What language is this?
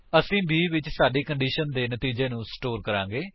Punjabi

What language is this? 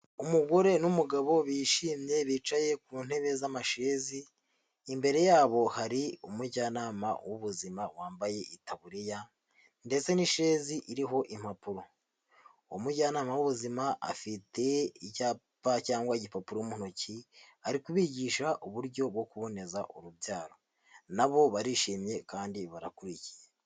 Kinyarwanda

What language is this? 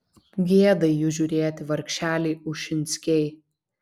Lithuanian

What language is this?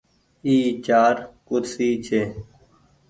Goaria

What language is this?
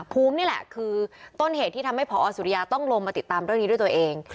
Thai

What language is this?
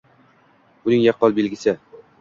Uzbek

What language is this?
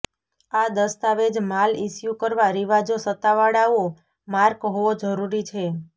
Gujarati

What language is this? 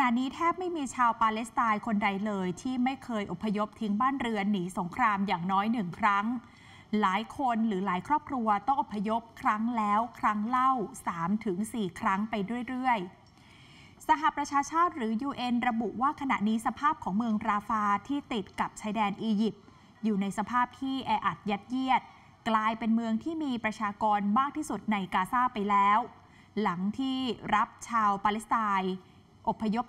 Thai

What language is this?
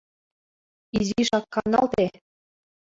Mari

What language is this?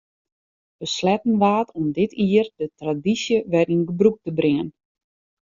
Western Frisian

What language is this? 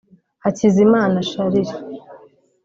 Kinyarwanda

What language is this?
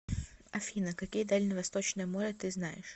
Russian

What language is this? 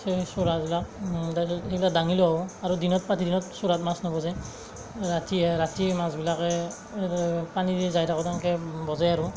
Assamese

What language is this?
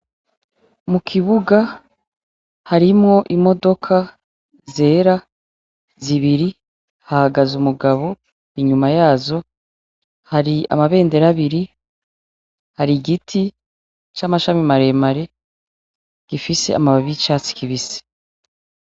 Rundi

